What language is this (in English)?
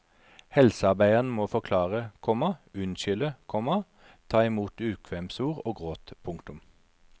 Norwegian